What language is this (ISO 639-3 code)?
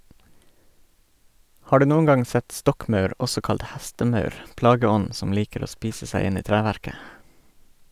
nor